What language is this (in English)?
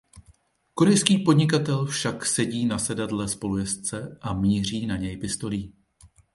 Czech